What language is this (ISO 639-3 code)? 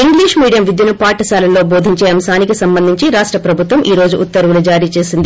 tel